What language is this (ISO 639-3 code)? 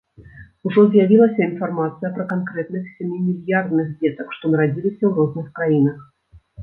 bel